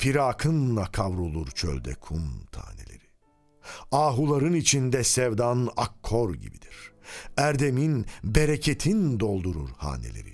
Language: Turkish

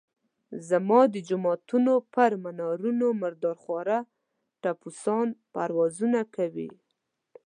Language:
Pashto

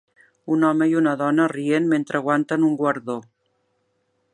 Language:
Catalan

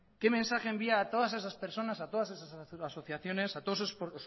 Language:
Spanish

